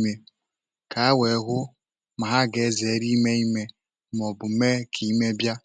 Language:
Igbo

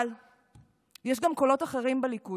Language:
Hebrew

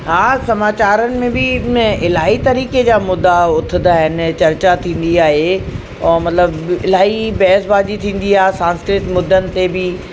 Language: Sindhi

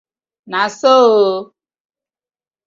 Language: Nigerian Pidgin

